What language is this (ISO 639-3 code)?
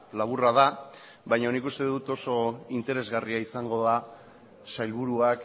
eus